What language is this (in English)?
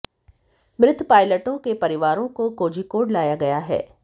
Hindi